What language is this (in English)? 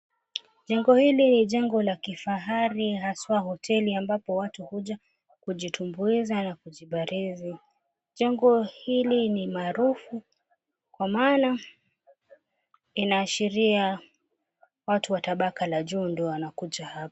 Swahili